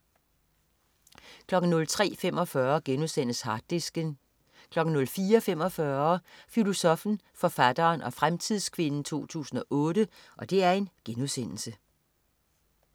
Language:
Danish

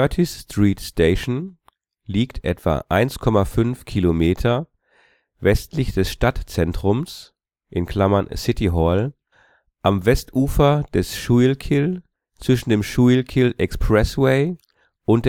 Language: German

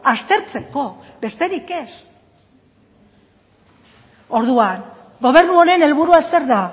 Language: Basque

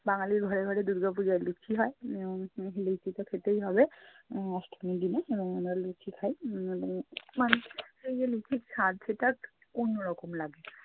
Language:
Bangla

